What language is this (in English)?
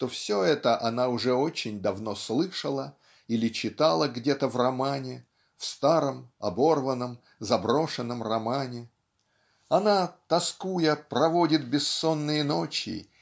Russian